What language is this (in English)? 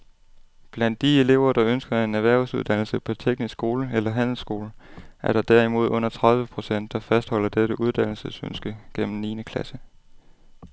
Danish